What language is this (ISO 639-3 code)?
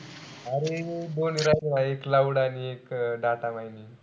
mar